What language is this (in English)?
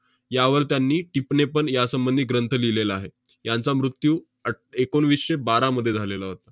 Marathi